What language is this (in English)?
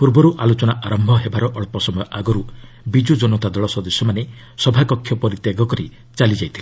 Odia